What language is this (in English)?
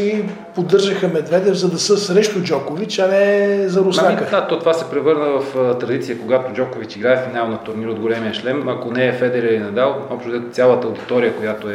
Bulgarian